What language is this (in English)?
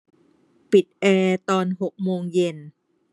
Thai